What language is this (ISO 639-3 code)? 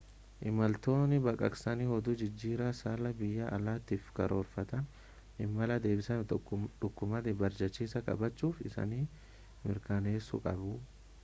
orm